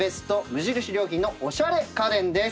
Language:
Japanese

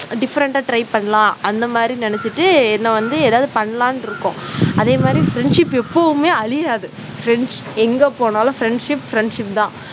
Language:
Tamil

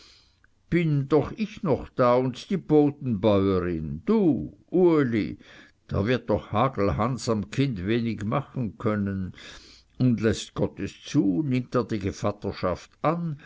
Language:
German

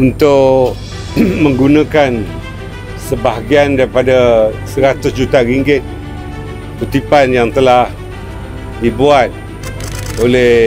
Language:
Malay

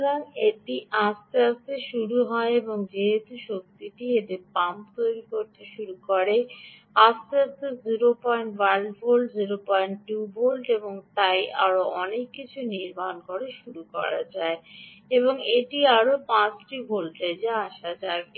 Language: Bangla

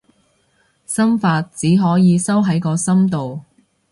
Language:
Cantonese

